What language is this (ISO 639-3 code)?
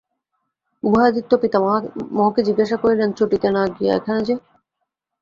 ben